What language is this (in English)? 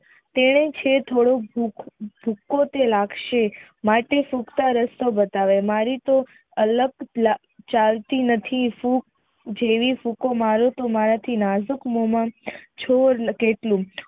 Gujarati